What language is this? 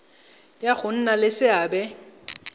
Tswana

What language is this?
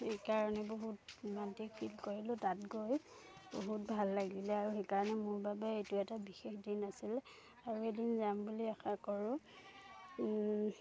Assamese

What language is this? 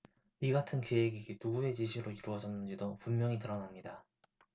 Korean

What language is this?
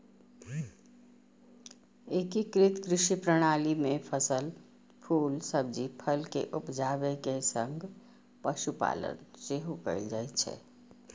Maithili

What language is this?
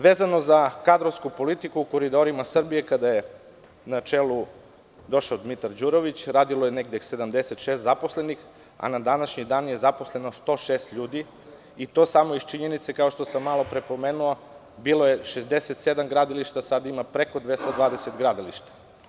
Serbian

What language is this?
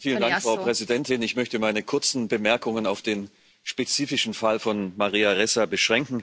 German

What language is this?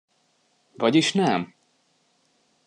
Hungarian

